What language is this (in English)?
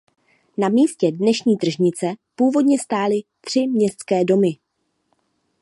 Czech